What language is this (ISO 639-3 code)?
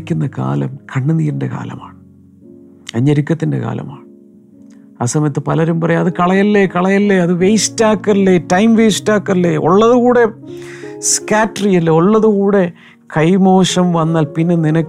mal